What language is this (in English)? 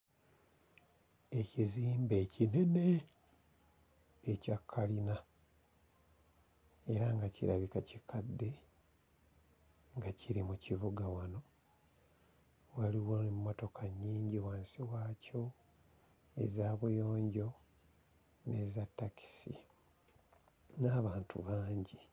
Ganda